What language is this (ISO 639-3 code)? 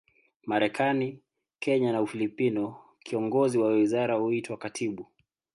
swa